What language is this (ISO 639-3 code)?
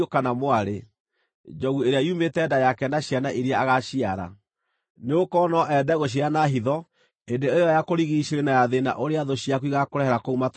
kik